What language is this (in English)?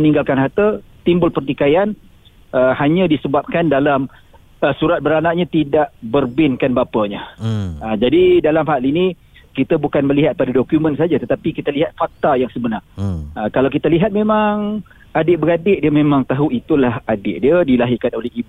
Malay